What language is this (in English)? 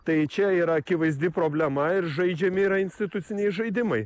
Lithuanian